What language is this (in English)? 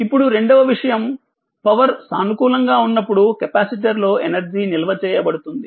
Telugu